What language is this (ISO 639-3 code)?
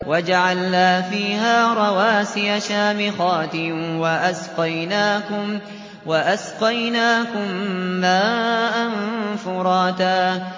ara